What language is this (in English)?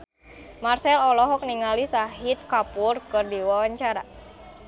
Sundanese